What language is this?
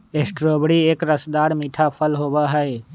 Magahi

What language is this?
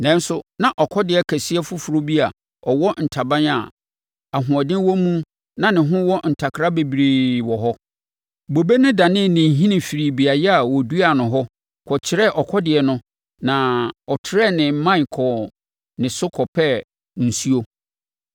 Akan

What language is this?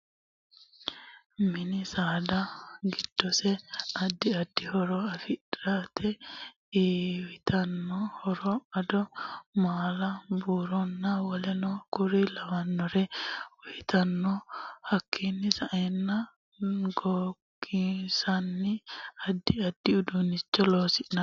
Sidamo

